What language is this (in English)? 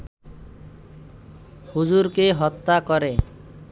Bangla